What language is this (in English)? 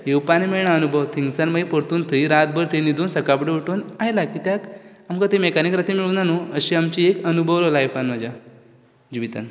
Konkani